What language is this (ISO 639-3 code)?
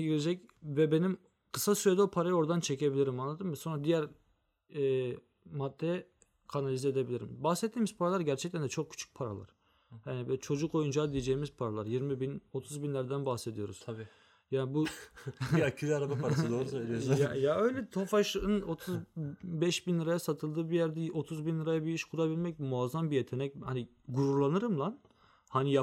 tur